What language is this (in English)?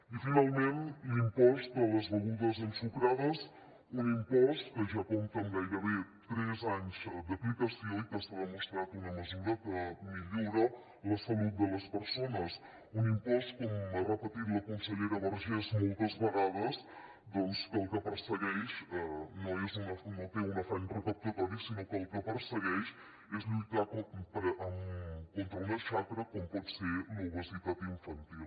Catalan